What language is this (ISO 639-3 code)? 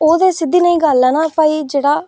doi